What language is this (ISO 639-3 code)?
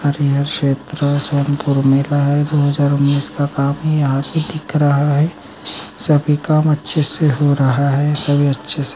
mag